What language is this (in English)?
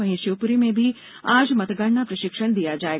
Hindi